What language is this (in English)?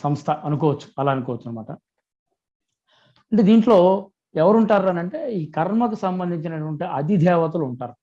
Telugu